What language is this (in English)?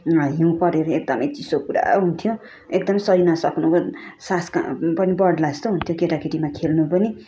Nepali